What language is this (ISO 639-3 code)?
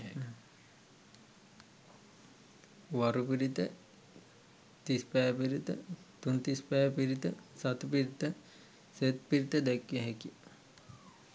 sin